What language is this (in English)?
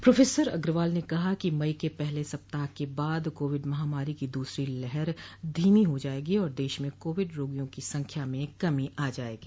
Hindi